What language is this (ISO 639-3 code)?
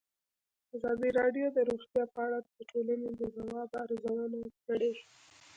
pus